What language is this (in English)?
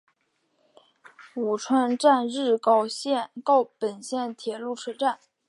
Chinese